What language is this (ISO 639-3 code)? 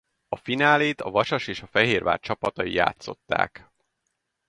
hun